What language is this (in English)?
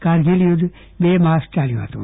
Gujarati